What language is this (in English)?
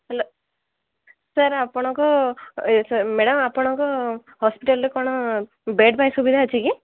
Odia